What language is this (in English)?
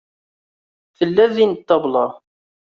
Kabyle